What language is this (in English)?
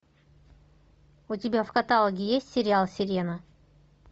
Russian